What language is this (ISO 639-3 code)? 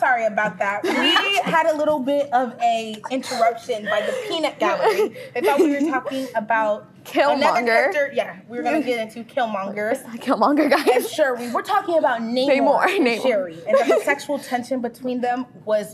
eng